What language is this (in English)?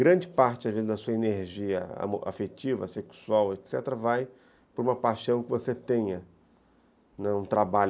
Portuguese